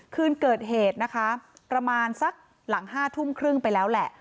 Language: Thai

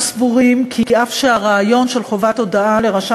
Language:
Hebrew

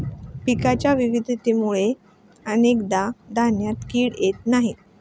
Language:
Marathi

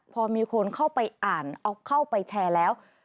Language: Thai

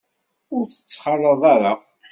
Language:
Kabyle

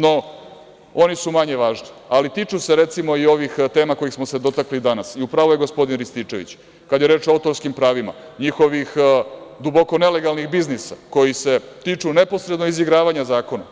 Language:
Serbian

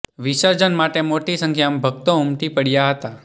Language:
Gujarati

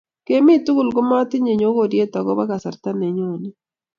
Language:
Kalenjin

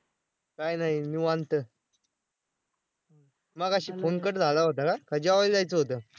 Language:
Marathi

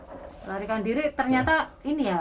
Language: Indonesian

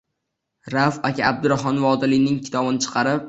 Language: Uzbek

